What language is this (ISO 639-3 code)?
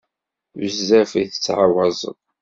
kab